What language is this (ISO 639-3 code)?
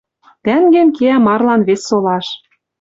mrj